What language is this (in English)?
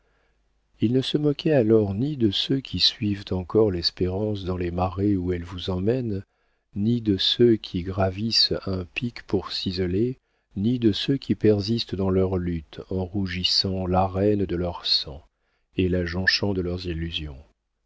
French